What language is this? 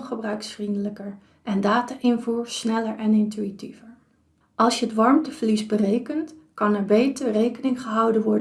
Dutch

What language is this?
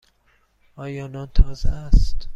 Persian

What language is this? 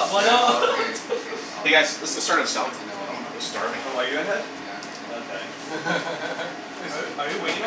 English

